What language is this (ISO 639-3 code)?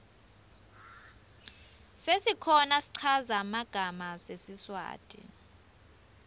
ssw